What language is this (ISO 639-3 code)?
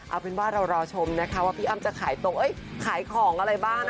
tha